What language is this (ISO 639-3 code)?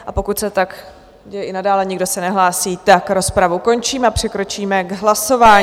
ces